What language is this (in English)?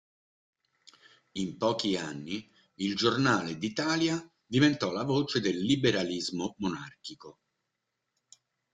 Italian